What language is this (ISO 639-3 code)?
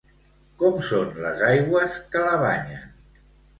cat